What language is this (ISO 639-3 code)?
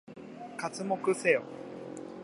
jpn